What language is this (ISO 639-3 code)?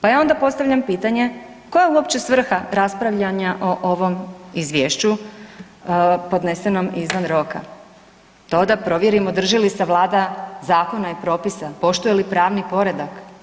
hrv